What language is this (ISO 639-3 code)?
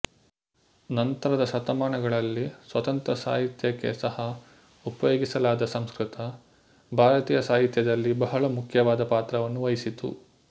kan